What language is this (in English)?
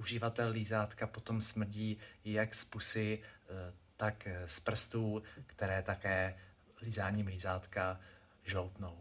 Czech